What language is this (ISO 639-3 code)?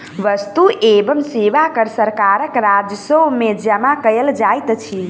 mai